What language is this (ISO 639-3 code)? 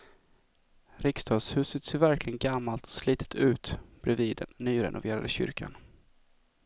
swe